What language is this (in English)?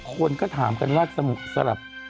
Thai